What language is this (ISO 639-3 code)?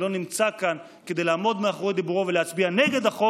heb